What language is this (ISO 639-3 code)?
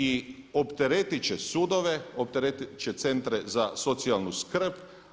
hrv